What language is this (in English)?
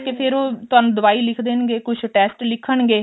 Punjabi